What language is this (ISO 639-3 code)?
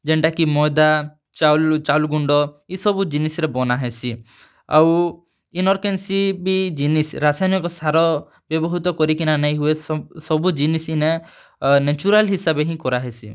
ori